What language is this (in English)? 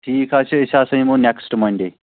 Kashmiri